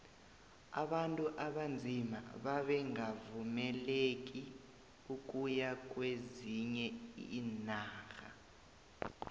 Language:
South Ndebele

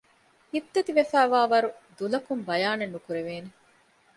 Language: Divehi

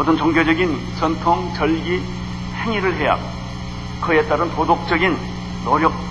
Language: Korean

